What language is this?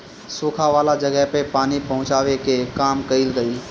Bhojpuri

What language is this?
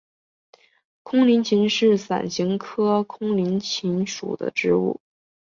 Chinese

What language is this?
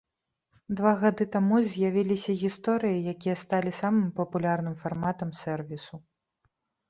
Belarusian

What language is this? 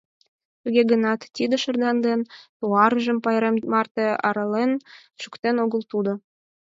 Mari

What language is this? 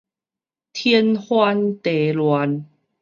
Min Nan Chinese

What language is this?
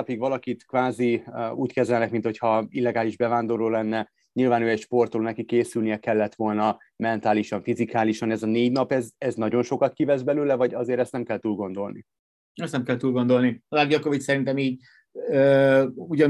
Hungarian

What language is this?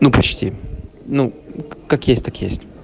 Russian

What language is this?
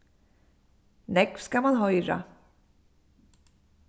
Faroese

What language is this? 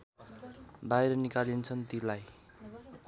Nepali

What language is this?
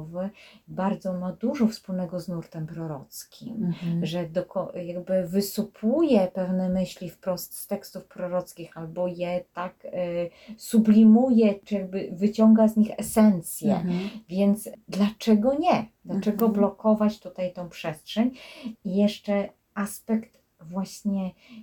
Polish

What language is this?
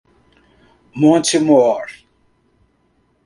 Portuguese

